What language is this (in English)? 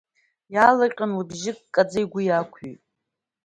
Abkhazian